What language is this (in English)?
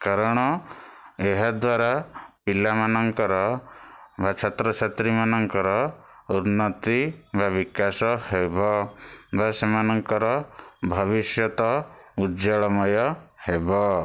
Odia